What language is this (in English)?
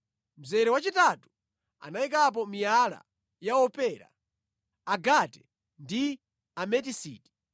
Nyanja